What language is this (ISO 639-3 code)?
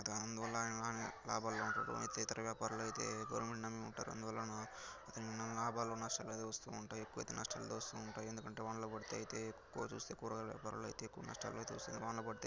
tel